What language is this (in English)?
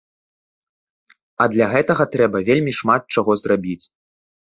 Belarusian